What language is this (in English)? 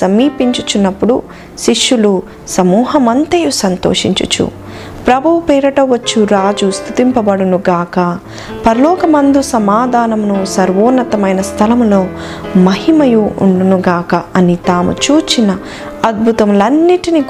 Telugu